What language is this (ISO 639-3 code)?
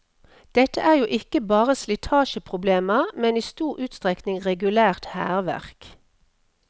nor